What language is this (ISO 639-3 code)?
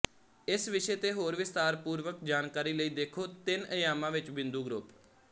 pan